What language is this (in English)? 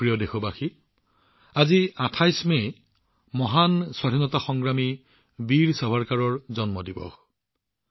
Assamese